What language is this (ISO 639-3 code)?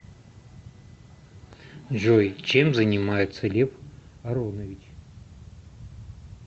rus